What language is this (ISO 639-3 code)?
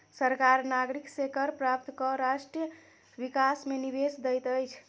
mai